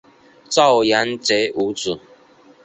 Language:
Chinese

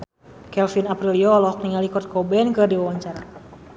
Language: Sundanese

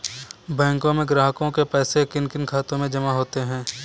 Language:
Hindi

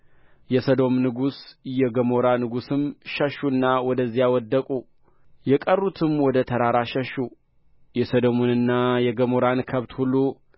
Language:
Amharic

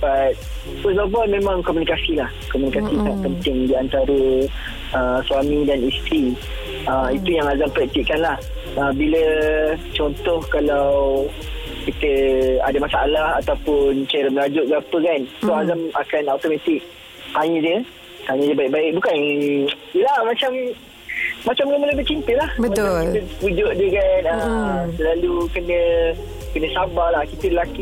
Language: Malay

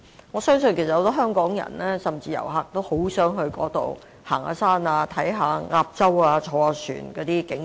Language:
Cantonese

